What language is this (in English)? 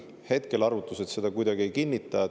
Estonian